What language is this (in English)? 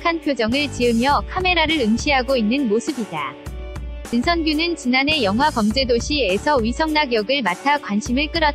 Korean